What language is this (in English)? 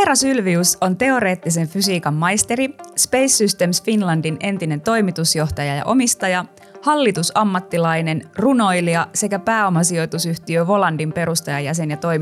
Finnish